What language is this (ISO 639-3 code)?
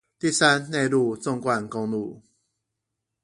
zho